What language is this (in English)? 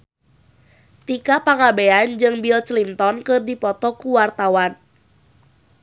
Sundanese